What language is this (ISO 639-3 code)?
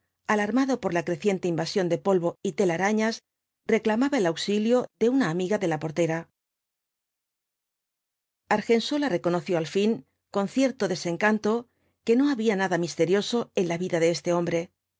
spa